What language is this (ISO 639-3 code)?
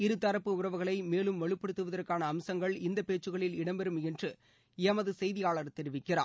tam